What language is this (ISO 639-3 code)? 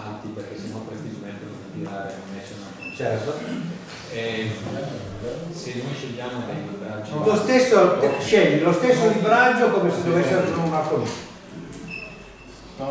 ita